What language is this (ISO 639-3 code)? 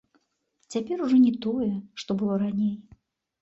bel